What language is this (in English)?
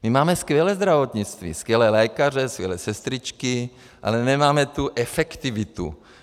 Czech